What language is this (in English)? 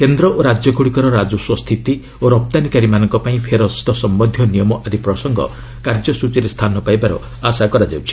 Odia